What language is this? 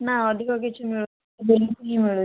Odia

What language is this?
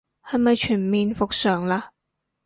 Cantonese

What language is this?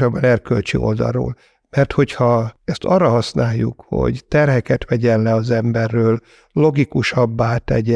Hungarian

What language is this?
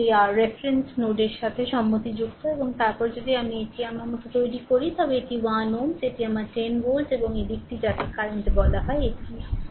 Bangla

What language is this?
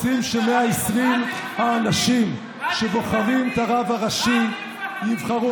Hebrew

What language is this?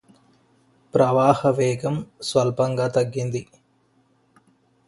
Telugu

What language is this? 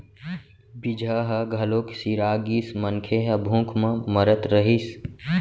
Chhattisgarhi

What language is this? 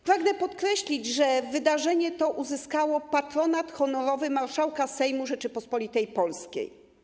Polish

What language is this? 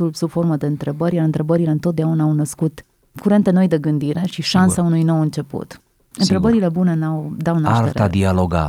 Romanian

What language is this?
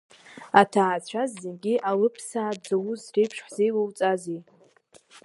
Abkhazian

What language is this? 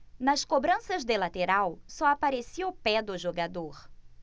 Portuguese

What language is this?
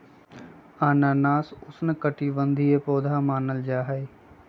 Magahi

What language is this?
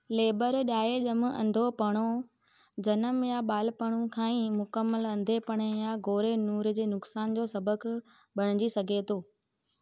Sindhi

